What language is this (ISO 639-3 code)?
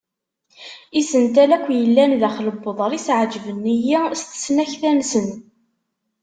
kab